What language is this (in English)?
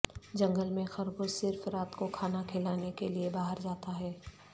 Urdu